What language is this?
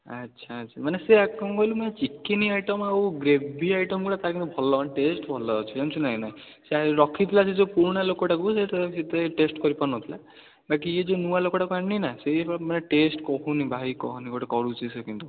Odia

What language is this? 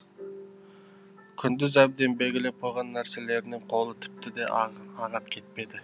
Kazakh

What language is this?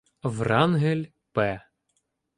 Ukrainian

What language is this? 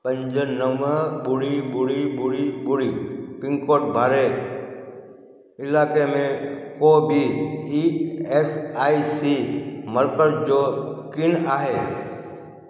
Sindhi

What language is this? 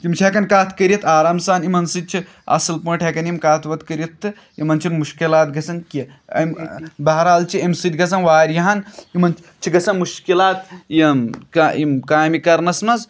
Kashmiri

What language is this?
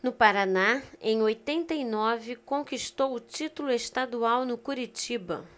Portuguese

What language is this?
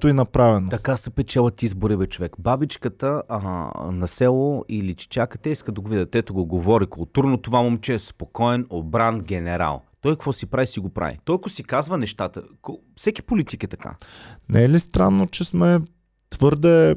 Bulgarian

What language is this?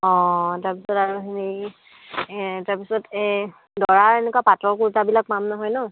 Assamese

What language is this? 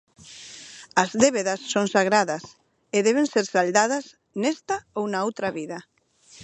Galician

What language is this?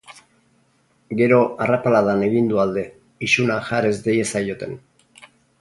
Basque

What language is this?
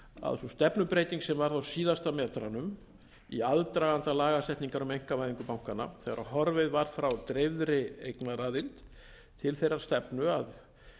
Icelandic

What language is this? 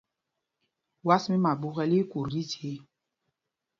Mpumpong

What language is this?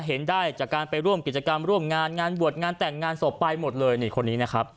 Thai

